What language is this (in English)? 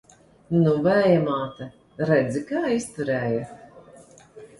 Latvian